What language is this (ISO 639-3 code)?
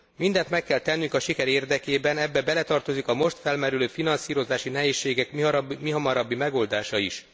hun